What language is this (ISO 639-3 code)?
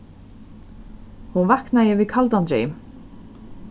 fao